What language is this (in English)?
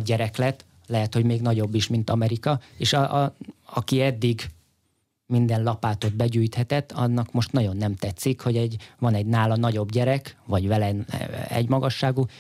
Hungarian